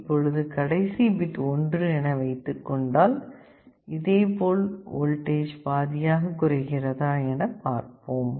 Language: Tamil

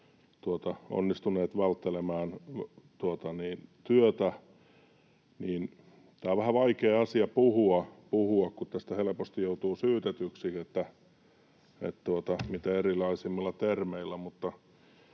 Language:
Finnish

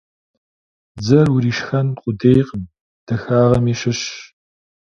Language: Kabardian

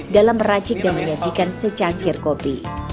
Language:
Indonesian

